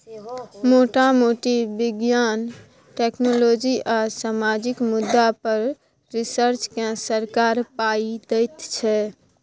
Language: Maithili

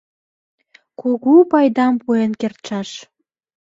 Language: Mari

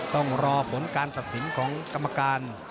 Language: Thai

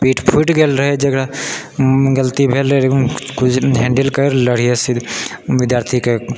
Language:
Maithili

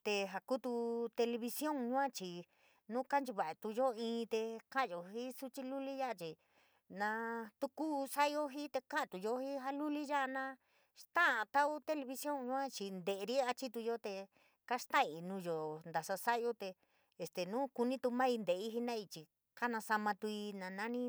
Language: San Miguel El Grande Mixtec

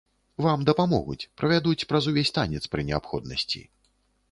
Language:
Belarusian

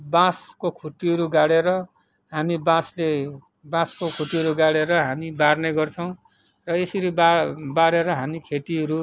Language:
Nepali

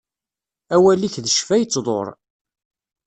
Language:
Kabyle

